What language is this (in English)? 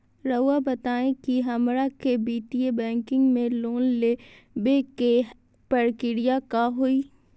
Magahi